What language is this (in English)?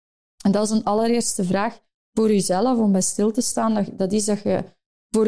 Dutch